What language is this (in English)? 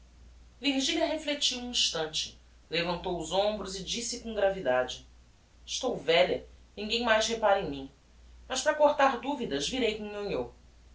Portuguese